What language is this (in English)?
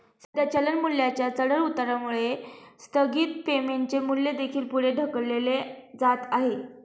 Marathi